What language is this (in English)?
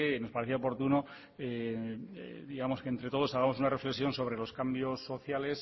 Spanish